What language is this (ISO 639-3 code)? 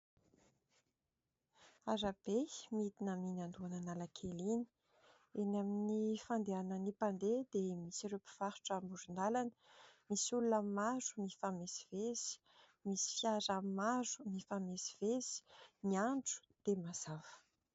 mlg